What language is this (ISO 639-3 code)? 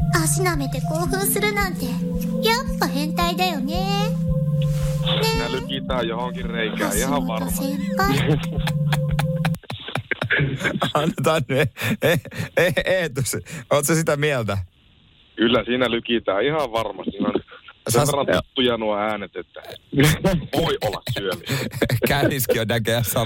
fin